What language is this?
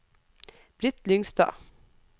Norwegian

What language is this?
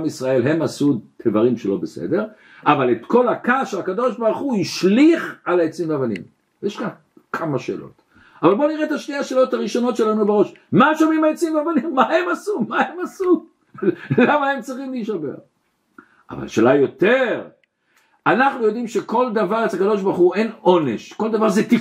Hebrew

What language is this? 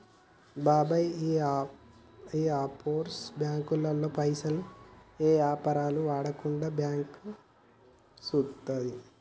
Telugu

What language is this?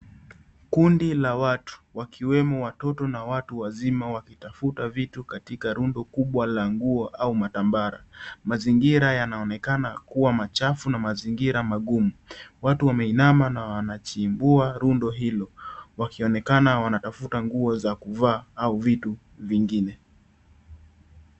Swahili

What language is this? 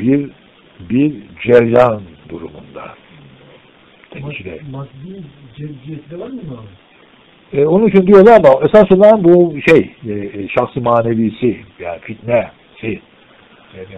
Turkish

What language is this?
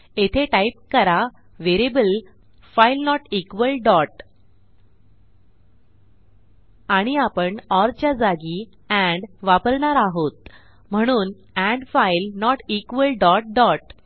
Marathi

